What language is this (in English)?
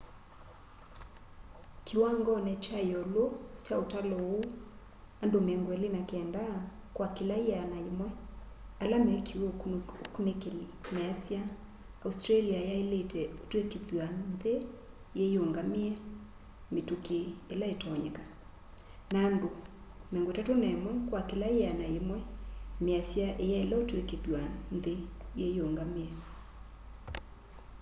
Kamba